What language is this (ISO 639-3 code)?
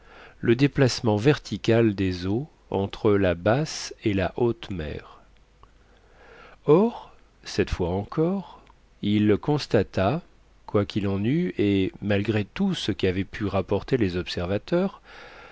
fra